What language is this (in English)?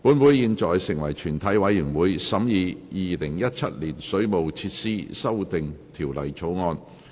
Cantonese